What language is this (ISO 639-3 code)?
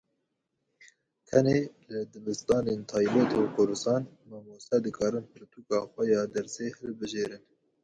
kur